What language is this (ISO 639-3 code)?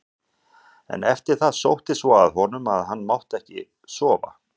isl